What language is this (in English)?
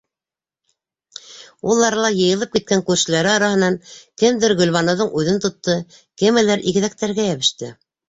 Bashkir